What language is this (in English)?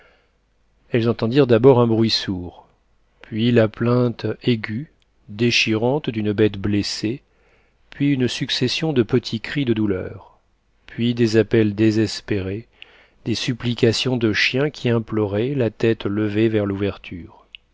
French